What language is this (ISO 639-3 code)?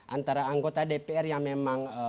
ind